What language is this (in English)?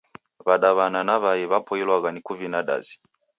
Taita